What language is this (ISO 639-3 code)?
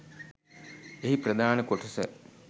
sin